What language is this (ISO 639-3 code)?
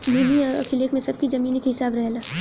bho